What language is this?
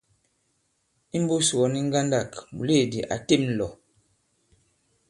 Bankon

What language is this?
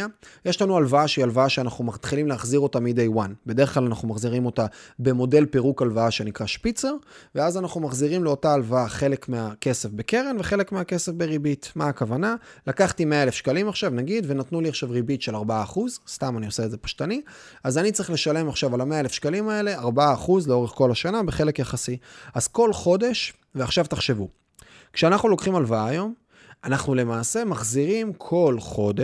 Hebrew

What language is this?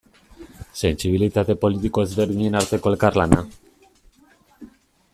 Basque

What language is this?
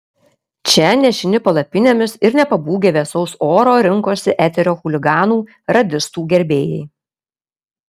Lithuanian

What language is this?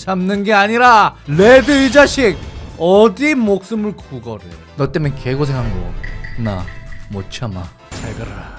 Korean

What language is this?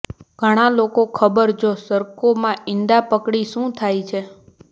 Gujarati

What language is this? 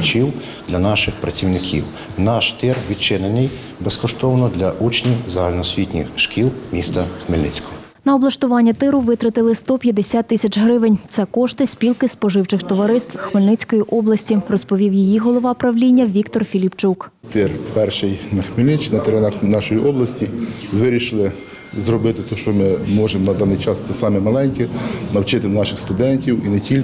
Ukrainian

